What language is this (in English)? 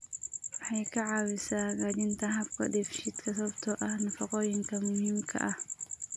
Somali